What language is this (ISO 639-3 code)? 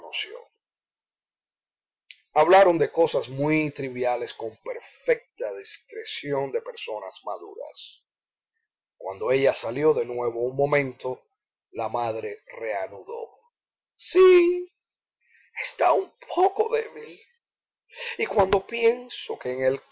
spa